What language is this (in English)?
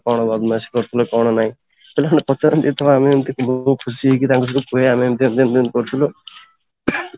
Odia